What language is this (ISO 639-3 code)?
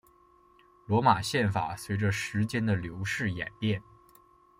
zho